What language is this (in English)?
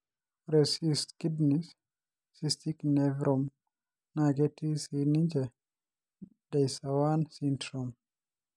Masai